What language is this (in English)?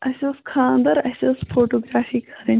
Kashmiri